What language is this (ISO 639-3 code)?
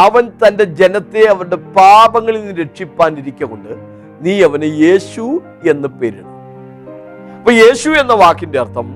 mal